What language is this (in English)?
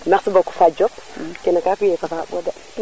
Serer